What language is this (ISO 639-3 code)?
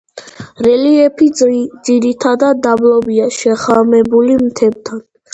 kat